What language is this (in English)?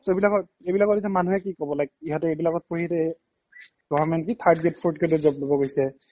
Assamese